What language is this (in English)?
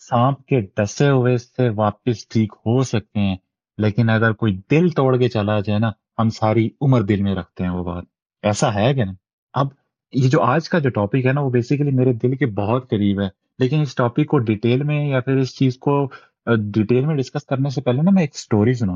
Urdu